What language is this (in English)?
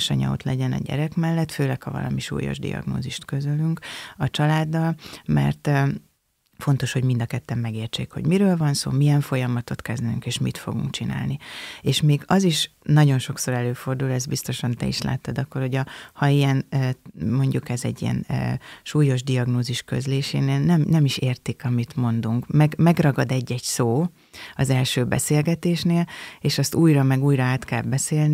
Hungarian